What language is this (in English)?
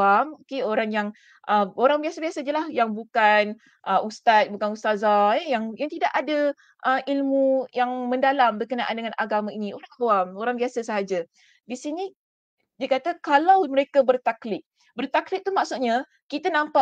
Malay